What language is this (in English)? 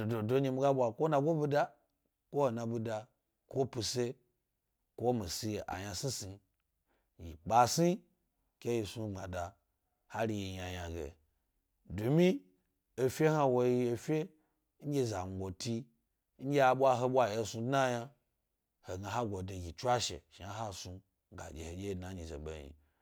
Gbari